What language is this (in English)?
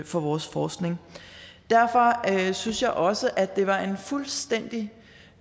Danish